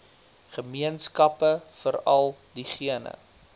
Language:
Afrikaans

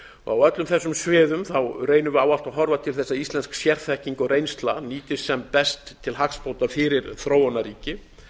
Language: Icelandic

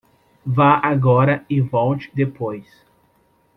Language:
Portuguese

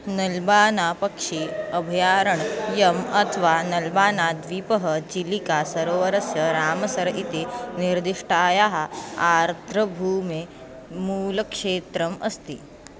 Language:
Sanskrit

